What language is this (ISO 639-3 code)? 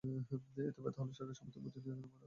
ben